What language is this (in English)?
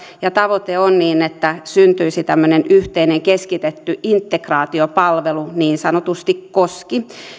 Finnish